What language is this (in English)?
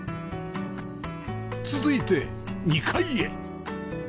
Japanese